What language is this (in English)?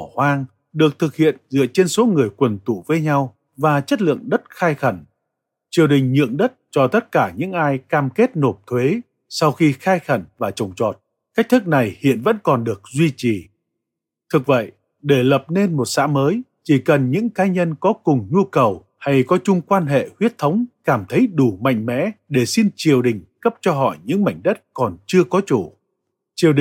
Vietnamese